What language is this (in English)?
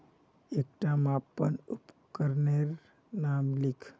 Magahi